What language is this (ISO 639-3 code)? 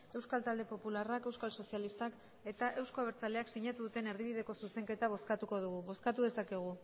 eus